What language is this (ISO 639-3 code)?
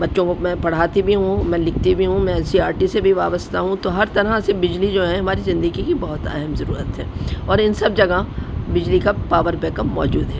urd